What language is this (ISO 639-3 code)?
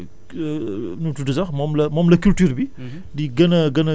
wol